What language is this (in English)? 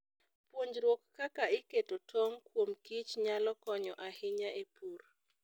Luo (Kenya and Tanzania)